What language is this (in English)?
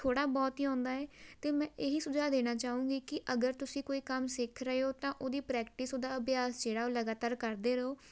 Punjabi